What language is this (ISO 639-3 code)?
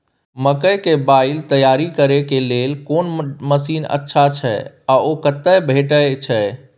mai